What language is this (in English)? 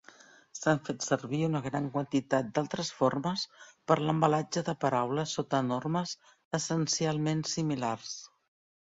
Catalan